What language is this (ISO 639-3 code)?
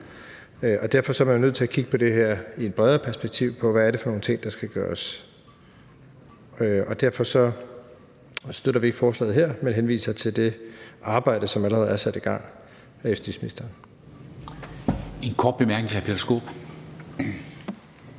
dan